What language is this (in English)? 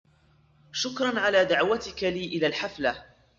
Arabic